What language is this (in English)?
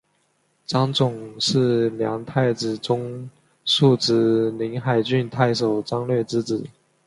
Chinese